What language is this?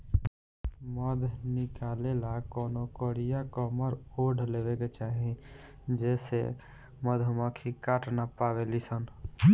Bhojpuri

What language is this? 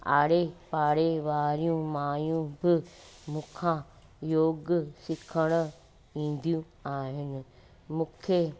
Sindhi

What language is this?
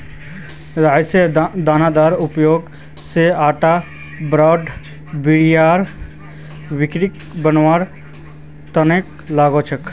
Magahi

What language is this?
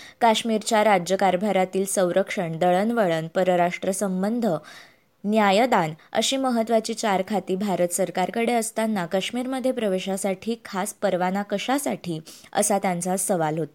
Marathi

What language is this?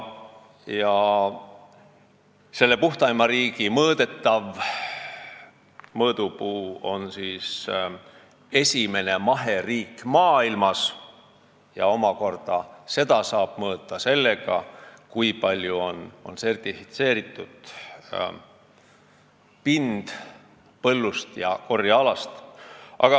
Estonian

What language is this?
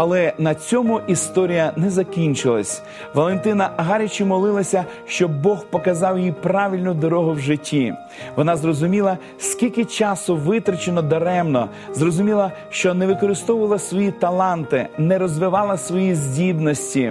Ukrainian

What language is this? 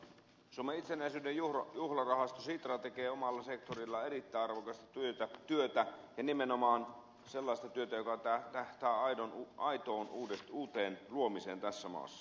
Finnish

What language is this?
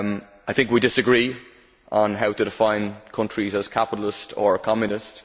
English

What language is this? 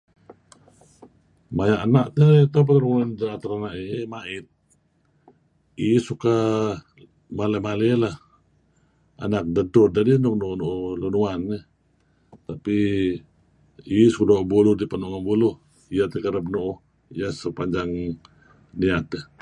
Kelabit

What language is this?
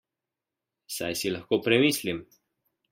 Slovenian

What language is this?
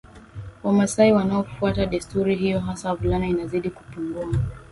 Swahili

